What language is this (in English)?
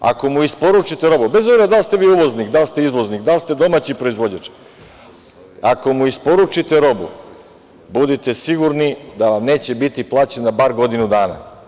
Serbian